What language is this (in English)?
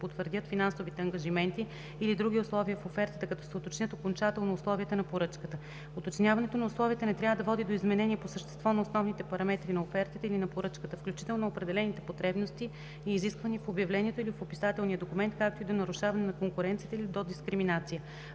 Bulgarian